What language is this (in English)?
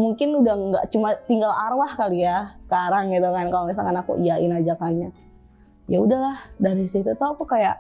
Indonesian